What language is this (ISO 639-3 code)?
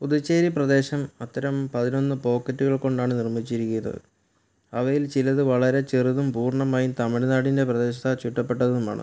mal